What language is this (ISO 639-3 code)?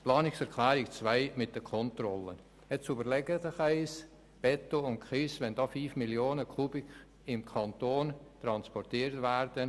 gsw